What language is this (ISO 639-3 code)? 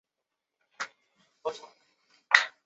zho